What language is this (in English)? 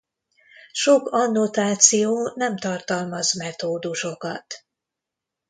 Hungarian